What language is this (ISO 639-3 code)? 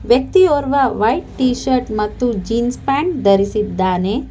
kan